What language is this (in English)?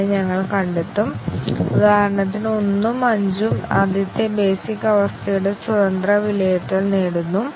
Malayalam